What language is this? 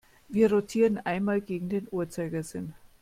German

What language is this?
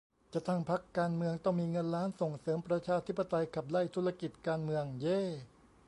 Thai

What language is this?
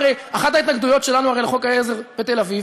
Hebrew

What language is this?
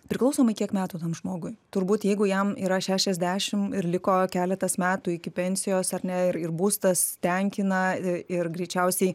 Lithuanian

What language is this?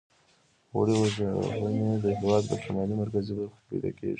Pashto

